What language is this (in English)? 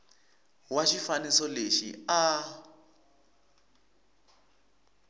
Tsonga